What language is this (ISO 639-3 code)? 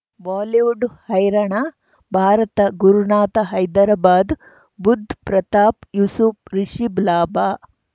kan